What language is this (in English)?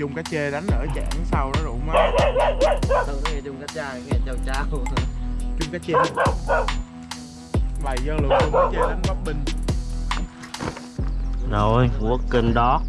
Vietnamese